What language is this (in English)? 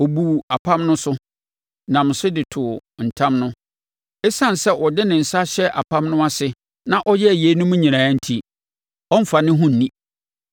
Akan